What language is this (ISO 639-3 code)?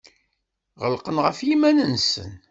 kab